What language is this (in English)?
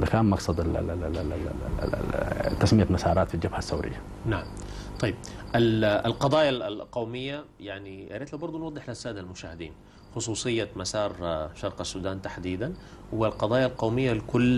Arabic